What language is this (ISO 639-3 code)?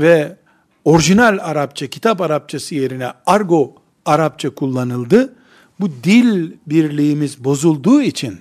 tur